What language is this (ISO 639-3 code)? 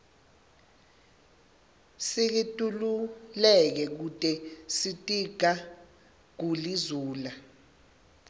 ssw